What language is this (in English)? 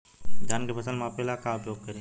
Bhojpuri